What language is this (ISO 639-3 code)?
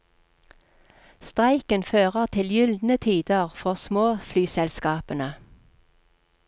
nor